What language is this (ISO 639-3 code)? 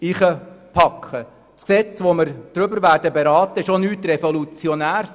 gsw